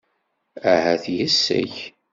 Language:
Kabyle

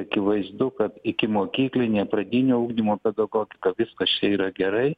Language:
Lithuanian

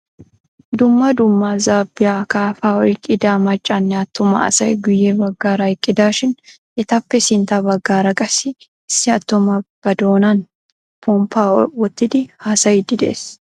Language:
Wolaytta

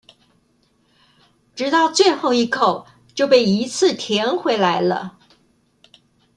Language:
Chinese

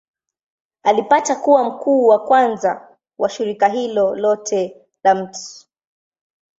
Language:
Swahili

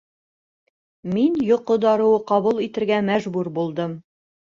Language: Bashkir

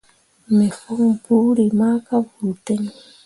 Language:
Mundang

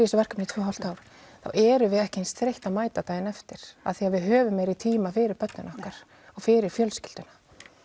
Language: Icelandic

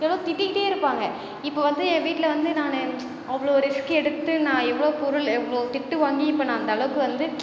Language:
Tamil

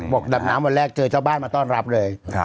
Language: Thai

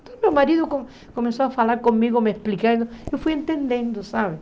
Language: Portuguese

